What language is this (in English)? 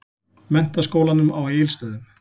Icelandic